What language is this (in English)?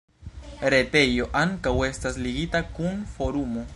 Esperanto